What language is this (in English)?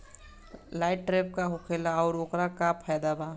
Bhojpuri